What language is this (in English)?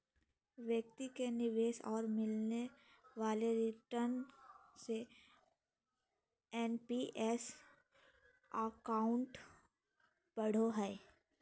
Magahi